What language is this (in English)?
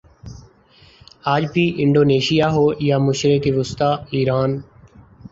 Urdu